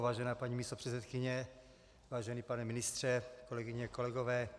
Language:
Czech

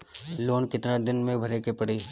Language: Bhojpuri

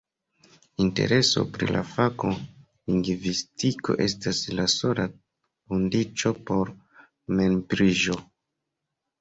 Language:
Esperanto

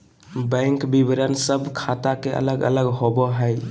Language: Magahi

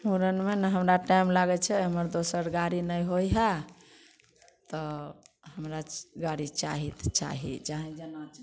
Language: Maithili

